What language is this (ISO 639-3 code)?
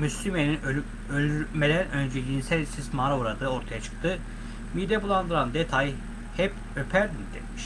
tur